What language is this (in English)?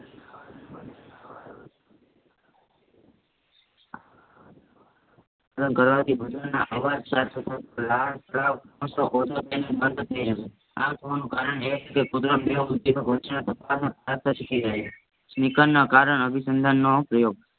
Gujarati